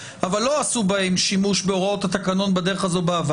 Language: Hebrew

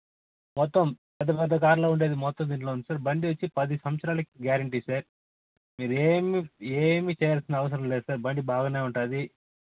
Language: Telugu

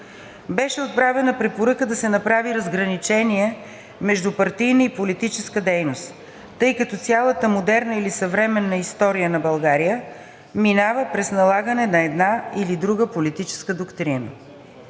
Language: Bulgarian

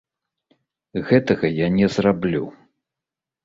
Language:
Belarusian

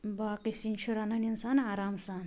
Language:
Kashmiri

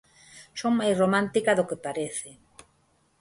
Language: Galician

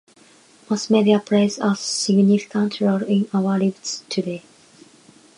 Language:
English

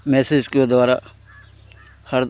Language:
Hindi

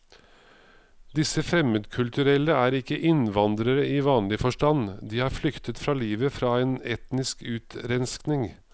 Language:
Norwegian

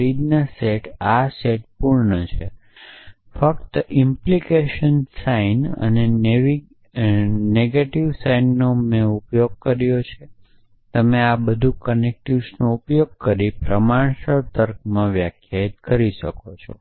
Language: Gujarati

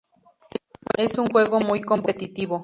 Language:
Spanish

